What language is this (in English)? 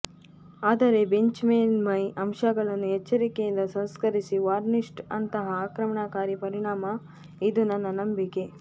Kannada